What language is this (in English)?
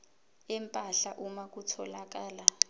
Zulu